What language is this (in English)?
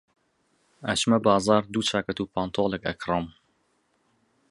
Central Kurdish